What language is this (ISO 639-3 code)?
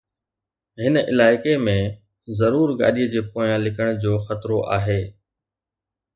snd